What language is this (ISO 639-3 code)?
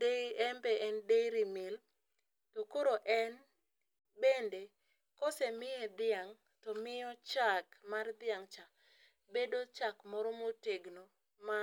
luo